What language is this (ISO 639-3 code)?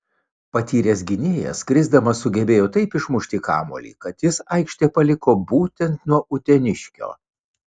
lit